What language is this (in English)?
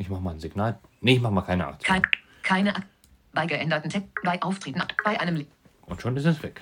German